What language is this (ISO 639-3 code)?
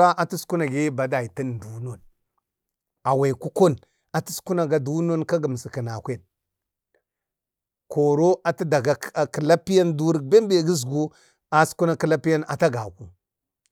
bde